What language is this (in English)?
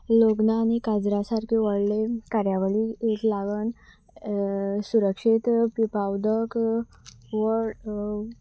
Konkani